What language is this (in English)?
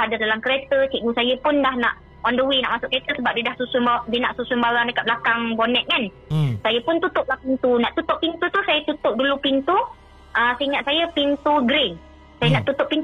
Malay